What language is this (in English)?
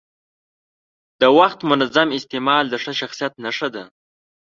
Pashto